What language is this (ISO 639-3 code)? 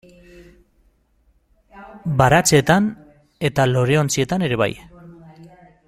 eus